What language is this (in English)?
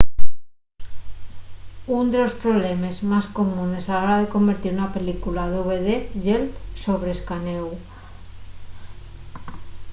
Asturian